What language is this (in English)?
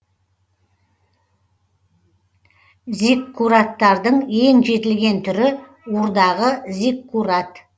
Kazakh